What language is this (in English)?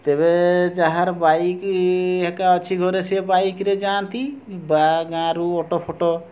Odia